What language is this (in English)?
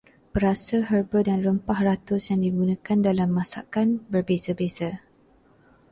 Malay